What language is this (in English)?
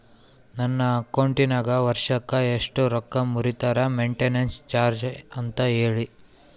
Kannada